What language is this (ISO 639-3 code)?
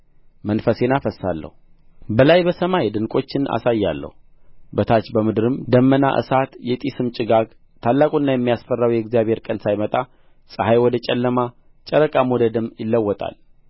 amh